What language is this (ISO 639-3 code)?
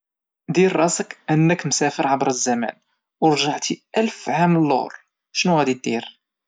ary